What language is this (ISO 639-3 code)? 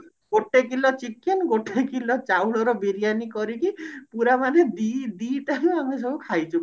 ori